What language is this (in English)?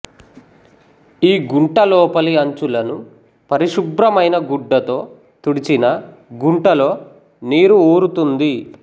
Telugu